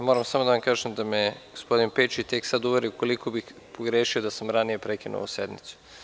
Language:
Serbian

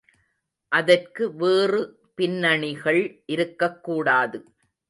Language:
Tamil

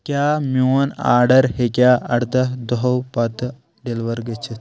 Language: Kashmiri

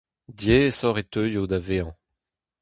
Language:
Breton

